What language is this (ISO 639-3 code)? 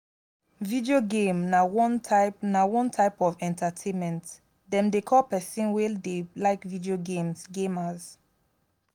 pcm